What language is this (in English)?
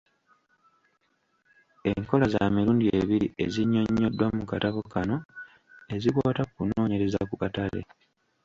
Ganda